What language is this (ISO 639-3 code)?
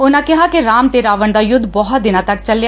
pan